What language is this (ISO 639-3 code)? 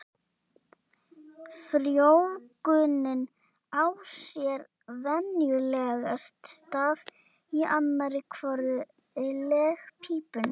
isl